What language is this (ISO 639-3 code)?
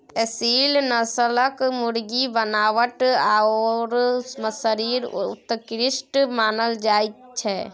mai